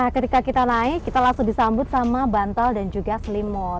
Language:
Indonesian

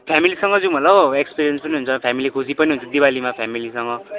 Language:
Nepali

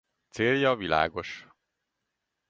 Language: Hungarian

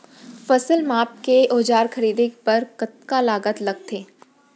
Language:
Chhattisgarhi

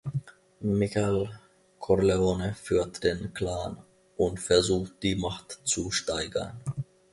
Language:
German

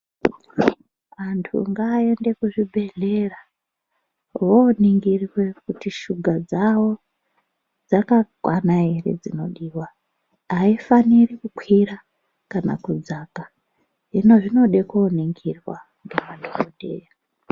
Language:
Ndau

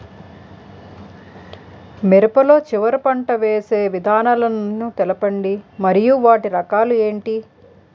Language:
Telugu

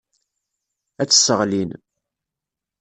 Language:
Kabyle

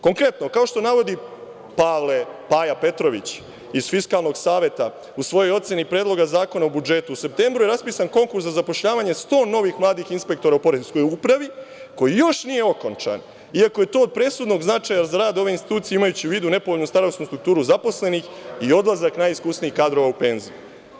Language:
Serbian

